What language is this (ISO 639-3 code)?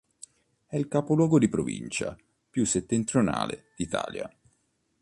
ita